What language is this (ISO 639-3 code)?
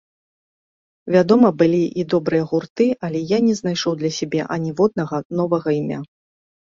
bel